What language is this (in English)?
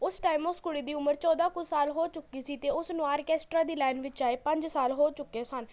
Punjabi